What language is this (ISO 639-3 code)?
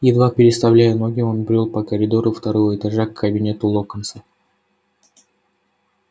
rus